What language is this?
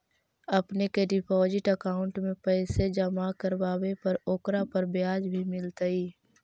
Magahi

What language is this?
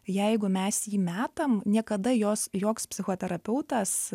Lithuanian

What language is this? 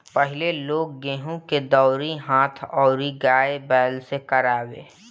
Bhojpuri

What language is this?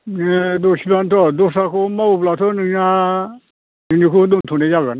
Bodo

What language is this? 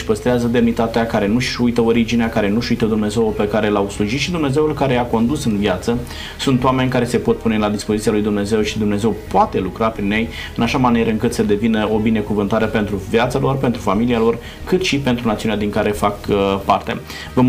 Romanian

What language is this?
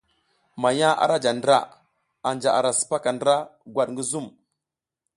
South Giziga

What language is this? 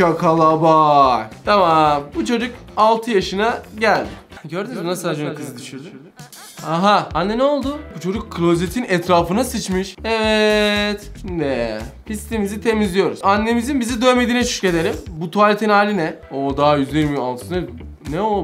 Turkish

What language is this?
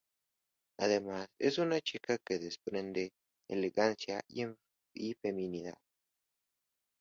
Spanish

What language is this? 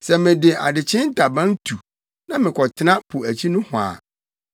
Akan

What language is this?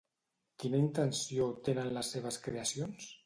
Catalan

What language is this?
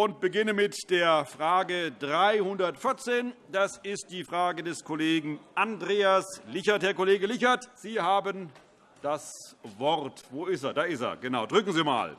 German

